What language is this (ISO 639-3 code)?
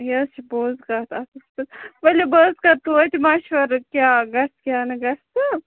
kas